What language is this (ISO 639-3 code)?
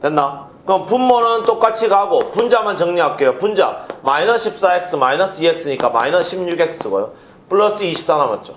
kor